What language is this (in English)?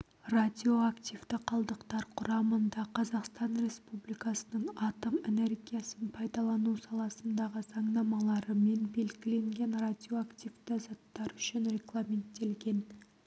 Kazakh